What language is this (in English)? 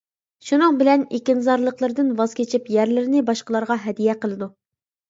Uyghur